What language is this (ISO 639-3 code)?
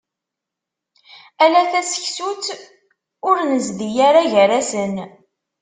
kab